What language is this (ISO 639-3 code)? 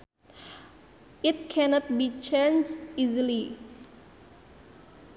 sun